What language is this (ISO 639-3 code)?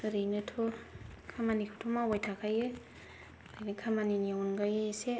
brx